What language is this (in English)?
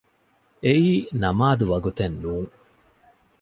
Divehi